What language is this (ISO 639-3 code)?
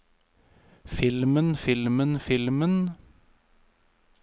nor